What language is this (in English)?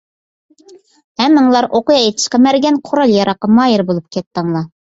Uyghur